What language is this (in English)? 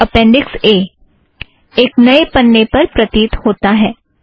Hindi